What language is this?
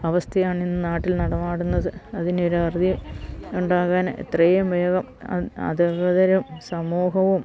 Malayalam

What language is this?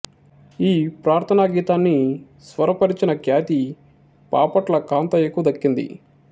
Telugu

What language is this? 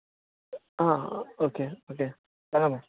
Konkani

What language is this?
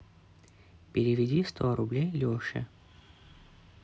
Russian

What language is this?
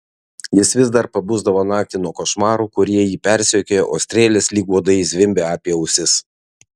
Lithuanian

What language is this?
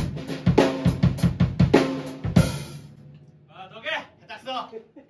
Japanese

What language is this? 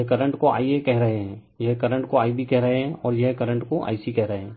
Hindi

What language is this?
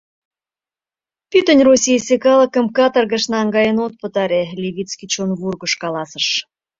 Mari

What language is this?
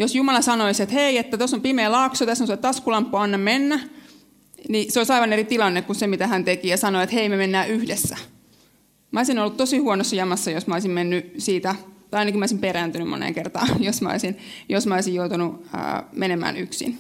Finnish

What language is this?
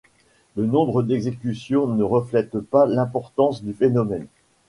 French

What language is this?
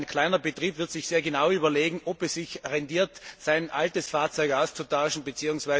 German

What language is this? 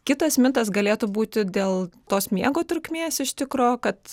Lithuanian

